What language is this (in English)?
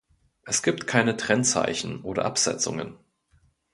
German